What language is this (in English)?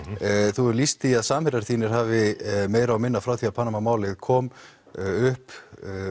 Icelandic